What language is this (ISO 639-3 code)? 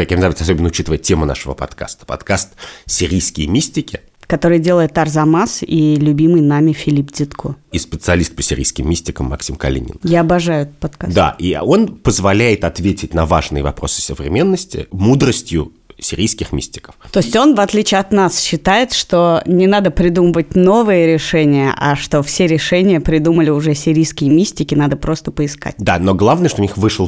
rus